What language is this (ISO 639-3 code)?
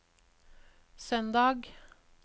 nor